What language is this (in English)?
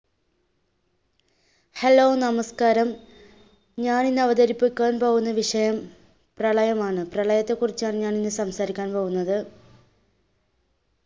Malayalam